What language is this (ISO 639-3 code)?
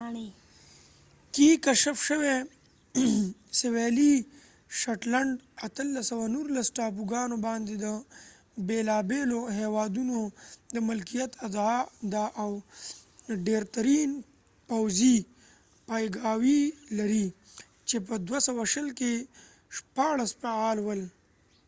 pus